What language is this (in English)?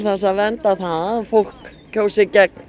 Icelandic